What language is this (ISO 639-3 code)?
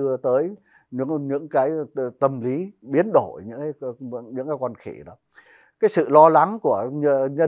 vie